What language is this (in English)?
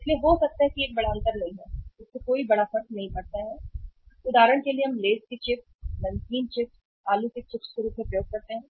Hindi